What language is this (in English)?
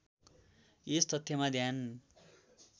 Nepali